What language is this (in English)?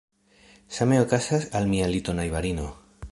Esperanto